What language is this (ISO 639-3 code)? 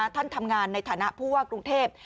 tha